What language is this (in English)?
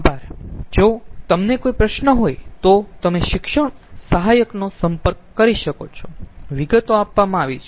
Gujarati